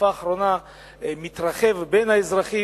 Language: Hebrew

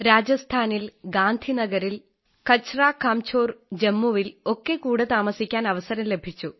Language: Malayalam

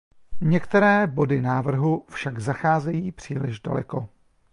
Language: Czech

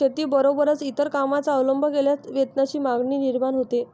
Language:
Marathi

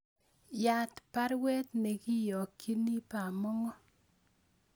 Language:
Kalenjin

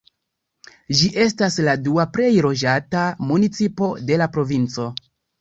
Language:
Esperanto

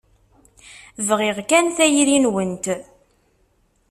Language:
Kabyle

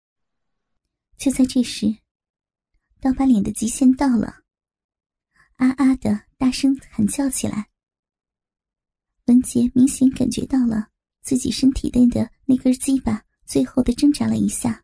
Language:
Chinese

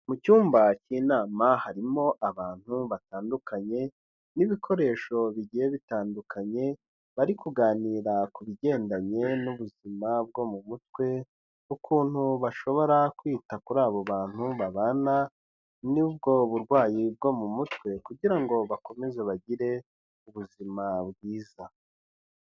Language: Kinyarwanda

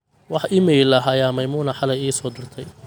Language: Somali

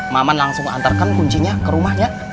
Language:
Indonesian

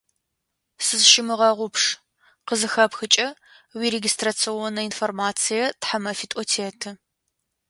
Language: Adyghe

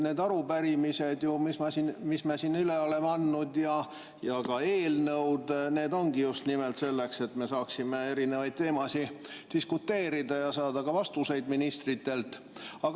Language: Estonian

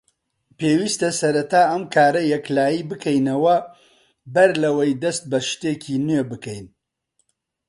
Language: Central Kurdish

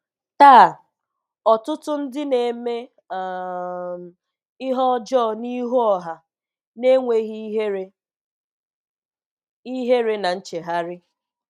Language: Igbo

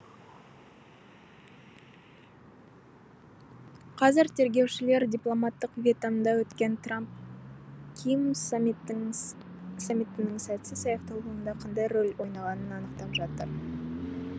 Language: Kazakh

